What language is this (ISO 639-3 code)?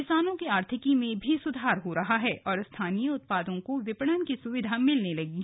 hin